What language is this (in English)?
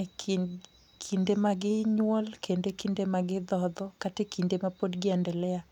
Luo (Kenya and Tanzania)